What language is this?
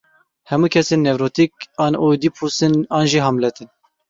Kurdish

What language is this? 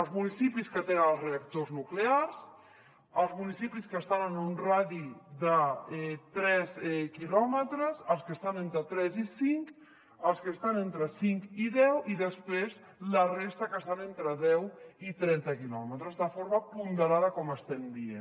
Catalan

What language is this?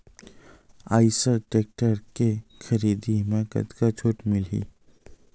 Chhattisgarhi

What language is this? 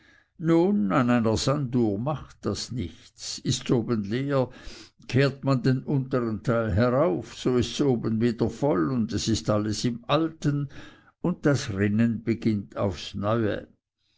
German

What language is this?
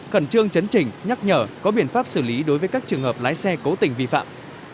Vietnamese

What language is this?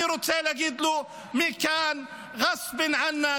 Hebrew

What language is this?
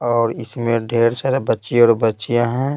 Hindi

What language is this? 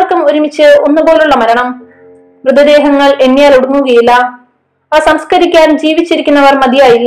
Malayalam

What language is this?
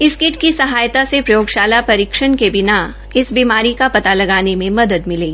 Hindi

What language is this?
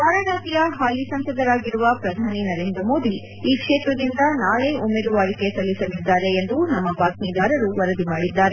Kannada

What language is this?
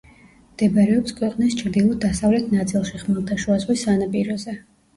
Georgian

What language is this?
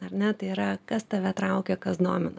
Lithuanian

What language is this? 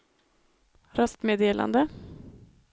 Swedish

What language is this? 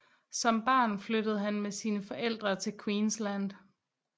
Danish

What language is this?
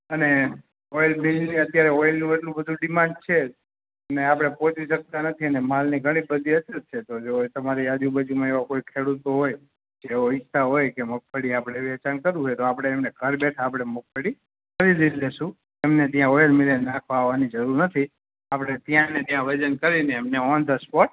Gujarati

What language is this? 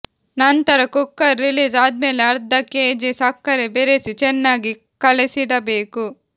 Kannada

